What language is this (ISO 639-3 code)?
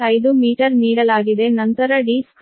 kan